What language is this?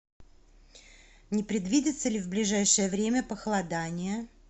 Russian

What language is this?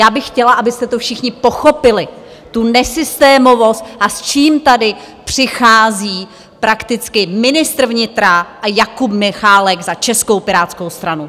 Czech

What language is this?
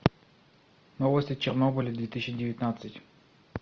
Russian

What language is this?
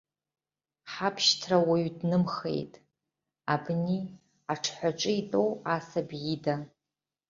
Abkhazian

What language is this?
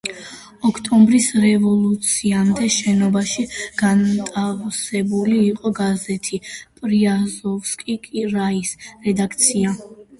Georgian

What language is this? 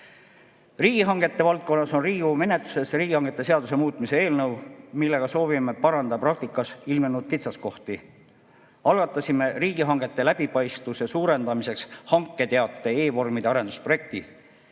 Estonian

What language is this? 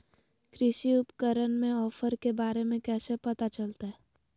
Magahi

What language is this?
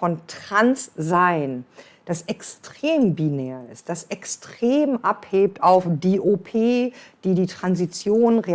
German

